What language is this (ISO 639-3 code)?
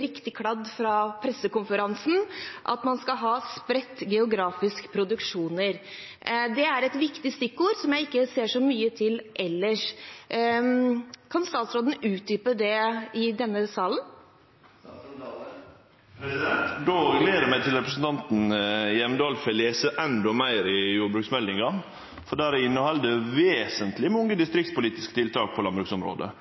nor